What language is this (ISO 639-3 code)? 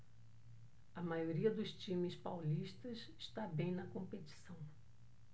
por